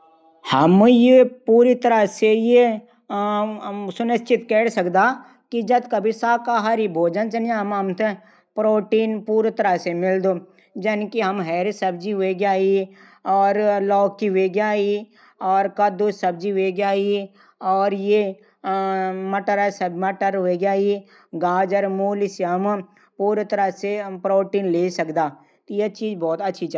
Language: Garhwali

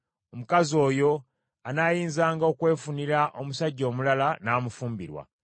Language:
Ganda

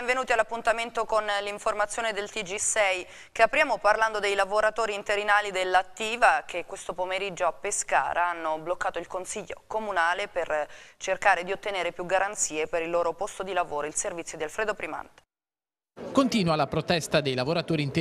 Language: Italian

